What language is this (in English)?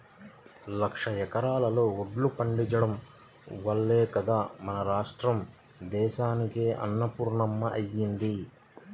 Telugu